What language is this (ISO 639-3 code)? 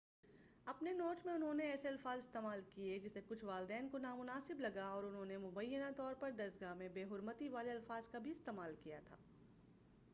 urd